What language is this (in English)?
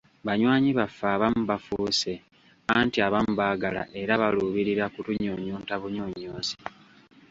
Ganda